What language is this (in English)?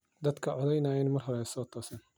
Somali